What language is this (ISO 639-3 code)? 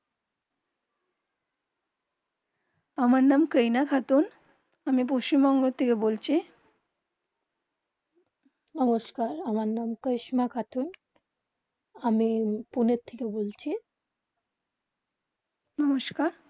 ben